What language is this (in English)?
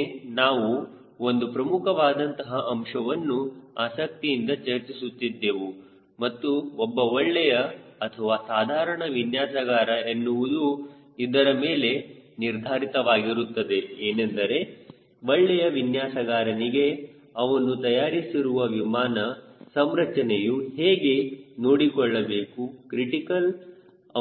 Kannada